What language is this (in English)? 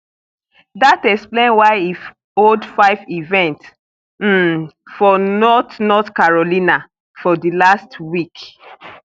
Nigerian Pidgin